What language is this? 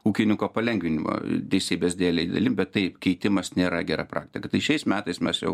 Lithuanian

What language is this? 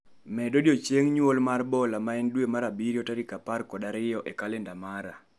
Luo (Kenya and Tanzania)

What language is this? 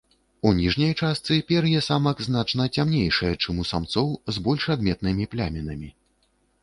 Belarusian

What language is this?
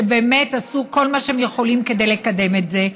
Hebrew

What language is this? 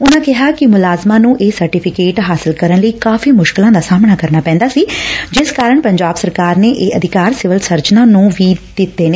Punjabi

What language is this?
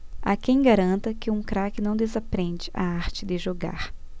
Portuguese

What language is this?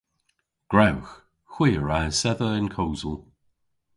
Cornish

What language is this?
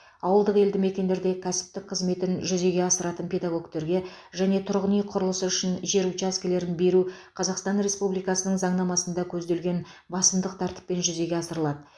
Kazakh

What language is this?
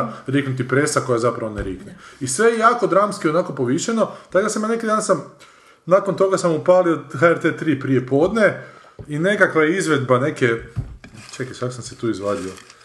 Croatian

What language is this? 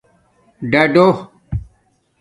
Domaaki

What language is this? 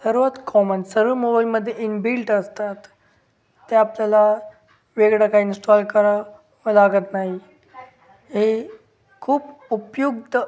Marathi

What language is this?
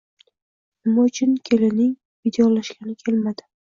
Uzbek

